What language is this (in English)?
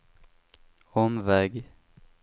Swedish